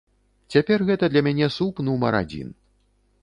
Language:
Belarusian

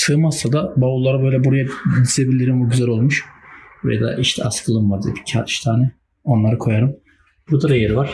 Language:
Turkish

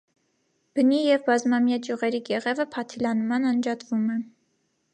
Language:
Armenian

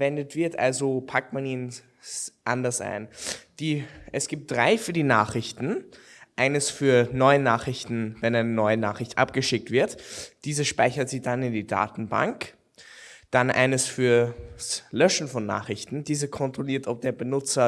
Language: German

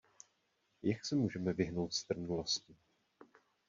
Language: Czech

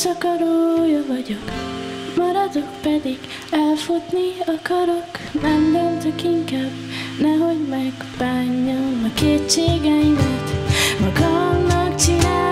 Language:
Hungarian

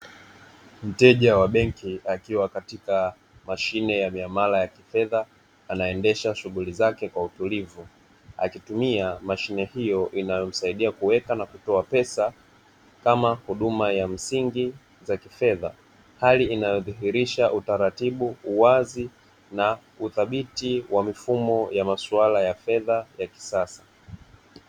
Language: Swahili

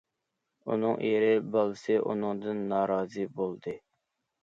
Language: Uyghur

